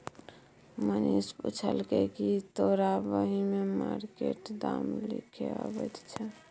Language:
Maithili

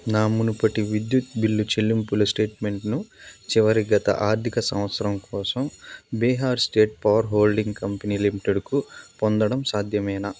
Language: Telugu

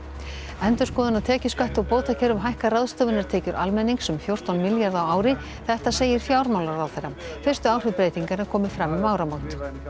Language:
Icelandic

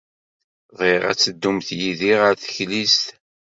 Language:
Kabyle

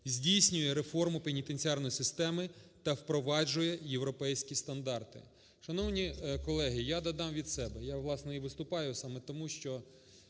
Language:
Ukrainian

